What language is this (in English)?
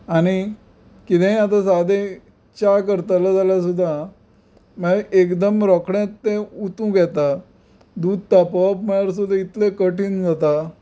Konkani